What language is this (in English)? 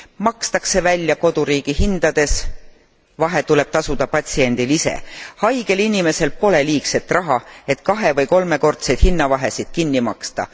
Estonian